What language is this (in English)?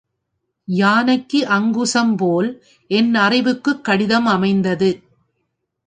Tamil